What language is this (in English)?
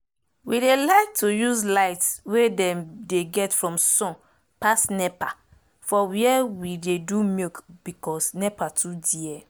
Nigerian Pidgin